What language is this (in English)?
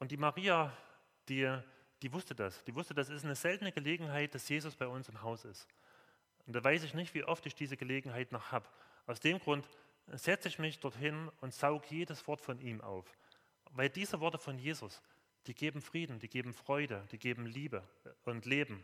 German